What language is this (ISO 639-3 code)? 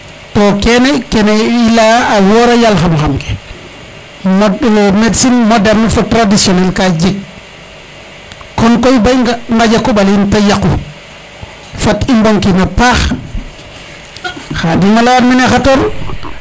srr